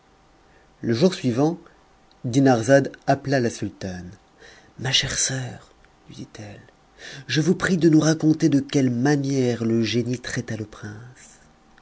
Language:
French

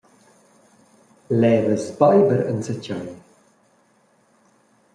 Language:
Romansh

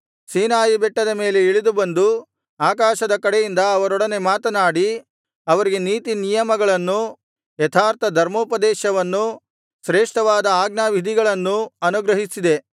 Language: Kannada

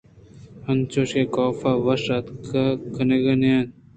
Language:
Eastern Balochi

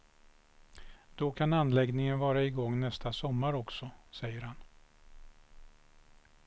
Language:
Swedish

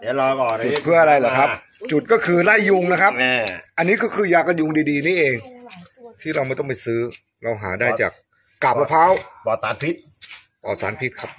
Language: Thai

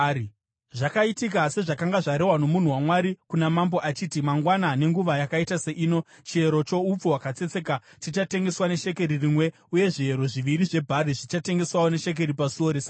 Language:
Shona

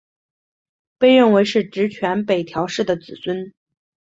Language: Chinese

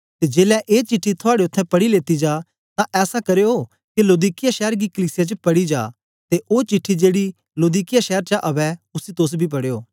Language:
Dogri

